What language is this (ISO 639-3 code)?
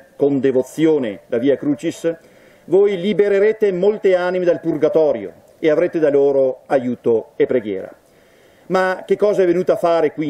ita